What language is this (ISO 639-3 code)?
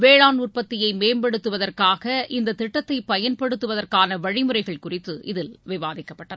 tam